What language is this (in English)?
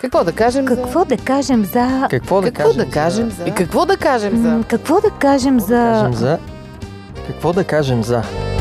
Bulgarian